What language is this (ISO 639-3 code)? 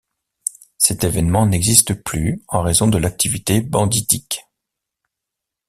fra